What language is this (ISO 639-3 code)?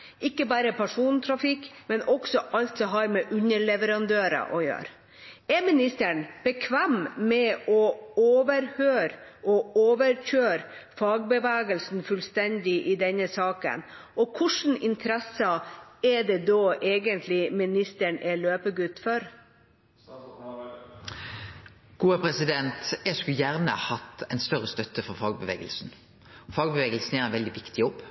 nor